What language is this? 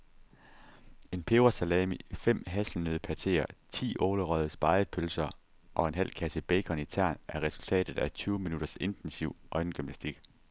Danish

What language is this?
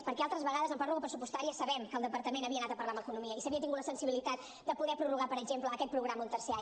Catalan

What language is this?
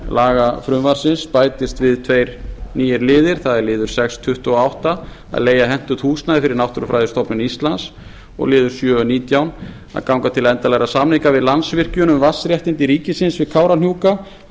Icelandic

